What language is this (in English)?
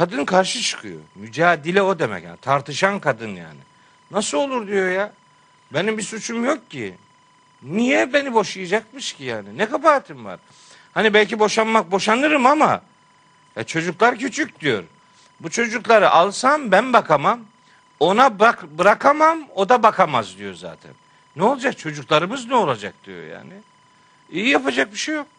Turkish